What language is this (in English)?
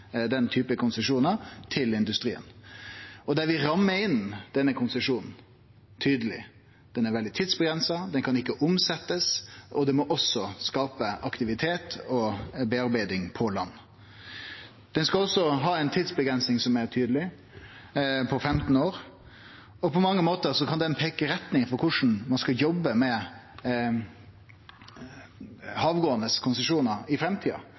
Norwegian Nynorsk